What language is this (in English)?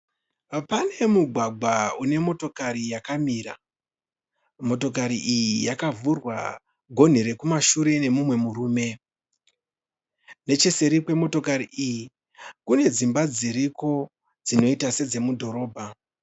Shona